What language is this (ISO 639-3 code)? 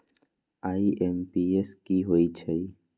mag